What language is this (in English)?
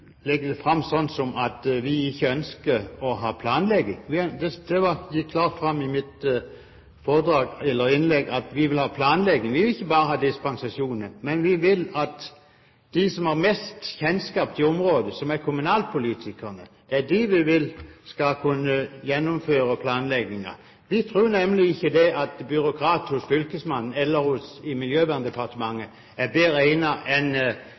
Norwegian Bokmål